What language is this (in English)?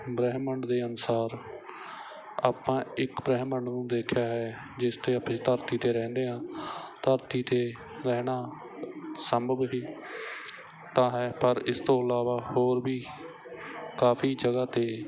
Punjabi